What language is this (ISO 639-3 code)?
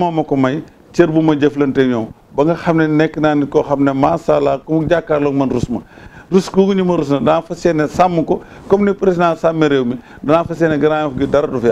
nld